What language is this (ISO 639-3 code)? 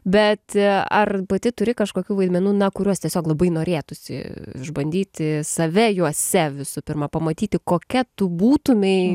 lit